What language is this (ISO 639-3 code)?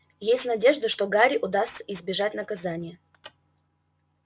rus